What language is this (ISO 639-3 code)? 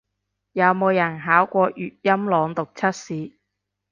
yue